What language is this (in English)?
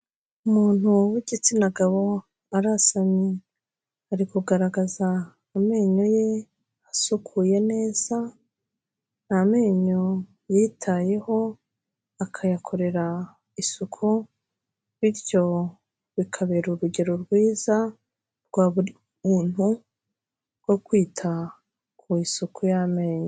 Kinyarwanda